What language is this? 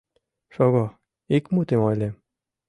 Mari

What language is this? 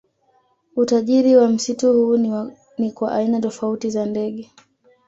Swahili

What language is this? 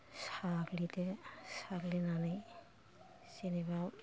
Bodo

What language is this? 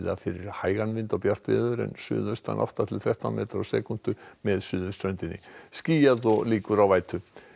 Icelandic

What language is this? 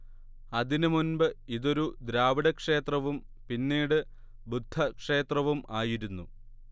Malayalam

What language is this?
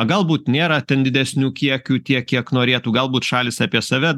Lithuanian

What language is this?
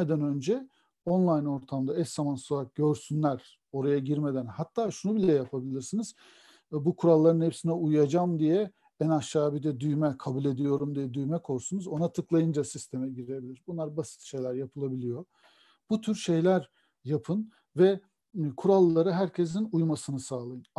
Turkish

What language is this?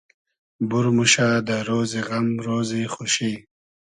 Hazaragi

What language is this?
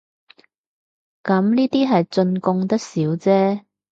Cantonese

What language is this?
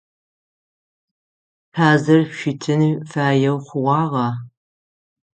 Adyghe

